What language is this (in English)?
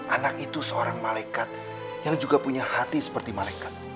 Indonesian